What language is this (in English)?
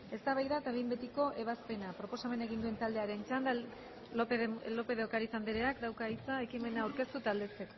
Basque